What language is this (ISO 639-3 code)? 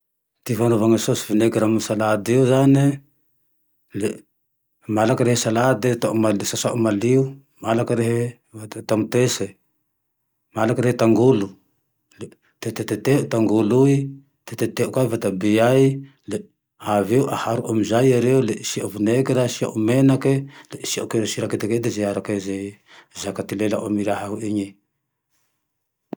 tdx